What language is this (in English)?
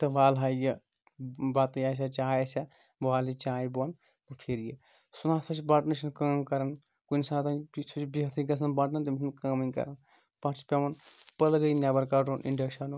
Kashmiri